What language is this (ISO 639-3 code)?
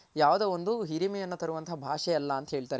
kan